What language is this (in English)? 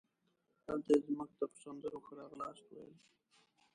Pashto